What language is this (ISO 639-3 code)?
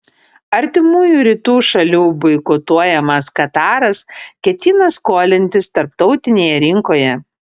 lit